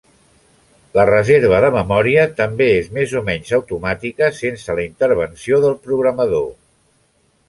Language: Catalan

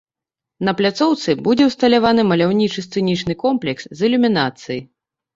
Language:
Belarusian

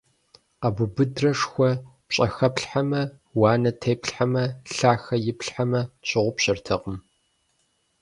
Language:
Kabardian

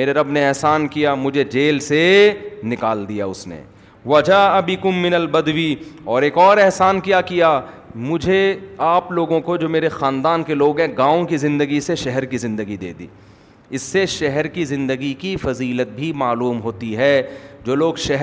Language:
Urdu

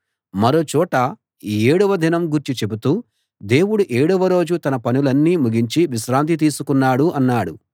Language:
Telugu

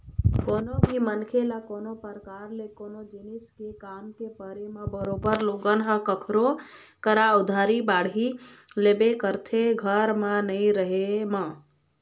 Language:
Chhattisgarhi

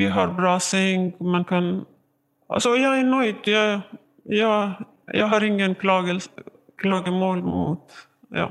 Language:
Swedish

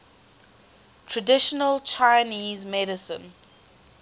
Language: English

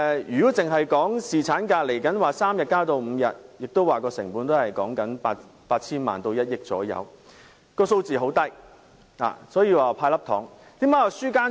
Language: Cantonese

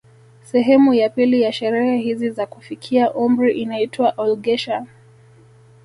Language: Swahili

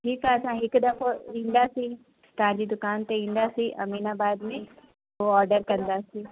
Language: Sindhi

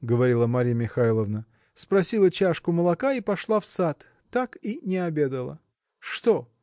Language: Russian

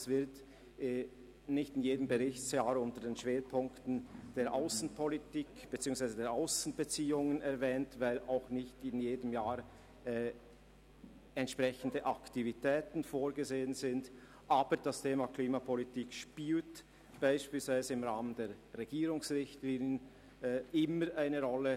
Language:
Swiss German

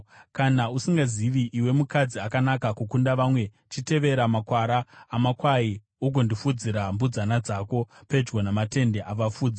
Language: Shona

